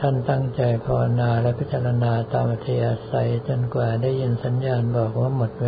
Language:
Thai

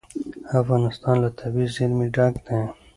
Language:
Pashto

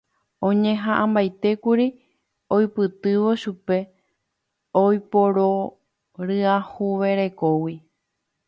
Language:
Guarani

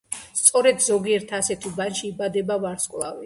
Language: Georgian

